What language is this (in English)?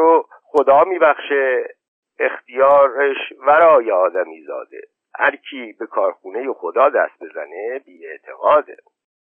Persian